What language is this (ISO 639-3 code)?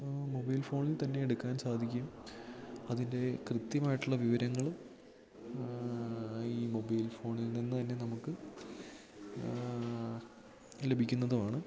mal